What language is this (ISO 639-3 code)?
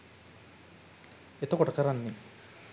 sin